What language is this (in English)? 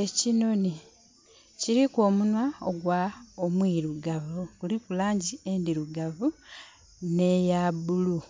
Soga